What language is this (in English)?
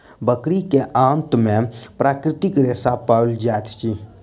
Maithili